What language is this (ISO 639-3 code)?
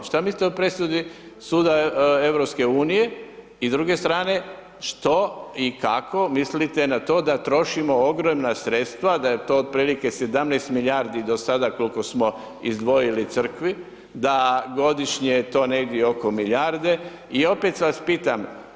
hrv